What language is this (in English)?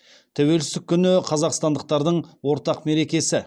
Kazakh